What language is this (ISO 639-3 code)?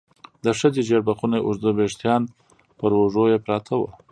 pus